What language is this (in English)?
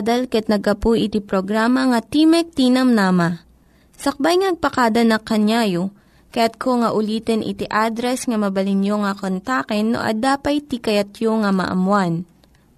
Filipino